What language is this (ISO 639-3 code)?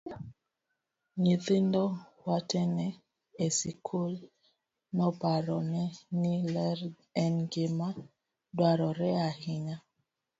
luo